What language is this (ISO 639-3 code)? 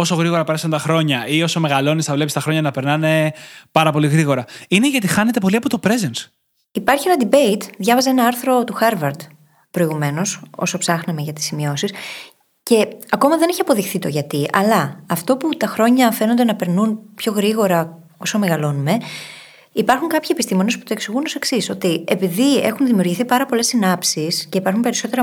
ell